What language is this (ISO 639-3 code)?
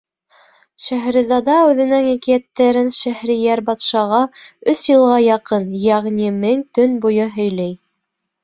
bak